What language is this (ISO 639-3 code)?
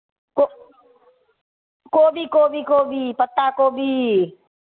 mai